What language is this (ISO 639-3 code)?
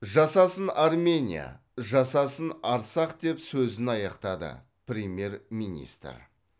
kaz